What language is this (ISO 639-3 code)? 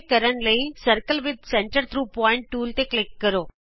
pan